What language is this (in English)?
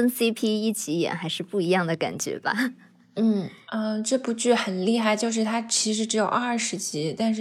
Chinese